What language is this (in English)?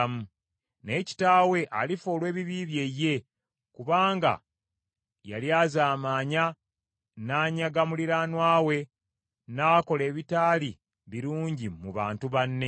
Ganda